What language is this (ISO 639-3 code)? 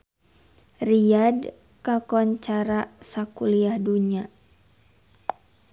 sun